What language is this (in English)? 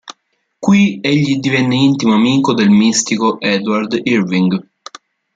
Italian